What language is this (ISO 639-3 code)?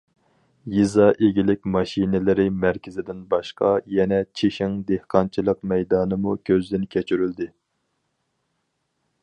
uig